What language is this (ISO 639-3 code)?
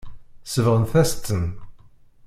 kab